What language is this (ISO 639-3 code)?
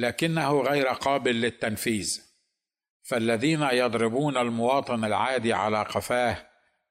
ara